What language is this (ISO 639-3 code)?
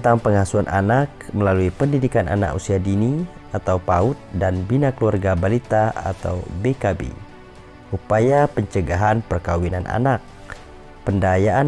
ind